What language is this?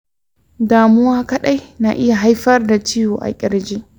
Hausa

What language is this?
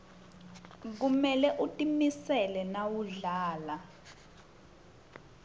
Swati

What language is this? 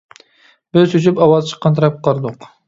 Uyghur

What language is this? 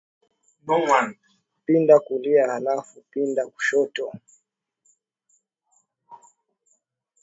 Swahili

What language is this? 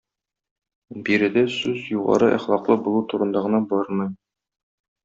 Tatar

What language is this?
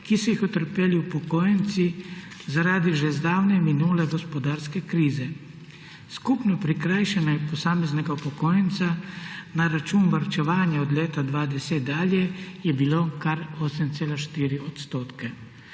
Slovenian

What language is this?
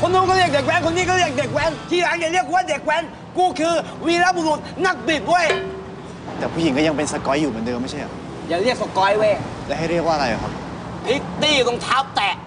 Thai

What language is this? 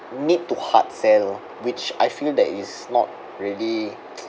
English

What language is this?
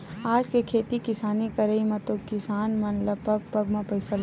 Chhattisgarhi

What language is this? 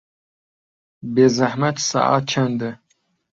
Central Kurdish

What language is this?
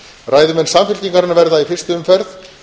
Icelandic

